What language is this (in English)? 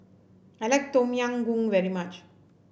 English